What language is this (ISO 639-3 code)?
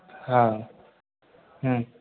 mai